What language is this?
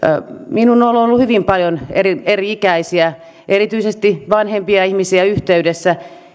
Finnish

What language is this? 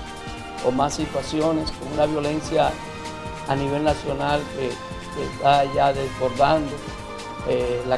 Spanish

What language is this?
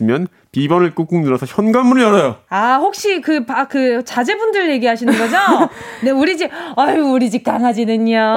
Korean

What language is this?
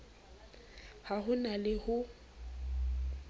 Southern Sotho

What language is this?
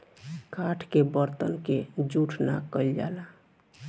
Bhojpuri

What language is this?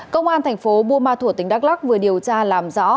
Vietnamese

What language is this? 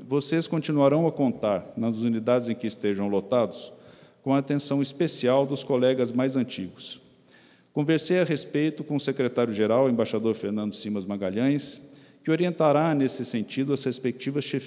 Portuguese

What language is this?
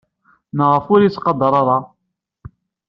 Kabyle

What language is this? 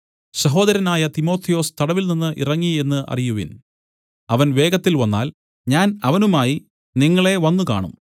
Malayalam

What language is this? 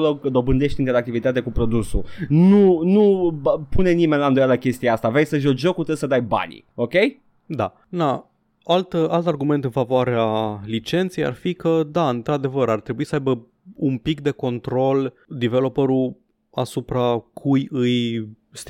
Romanian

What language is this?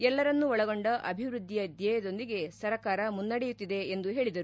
Kannada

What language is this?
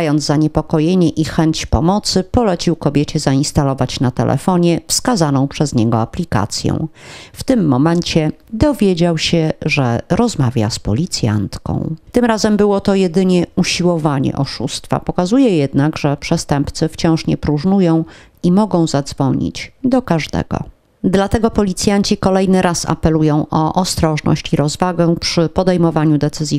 Polish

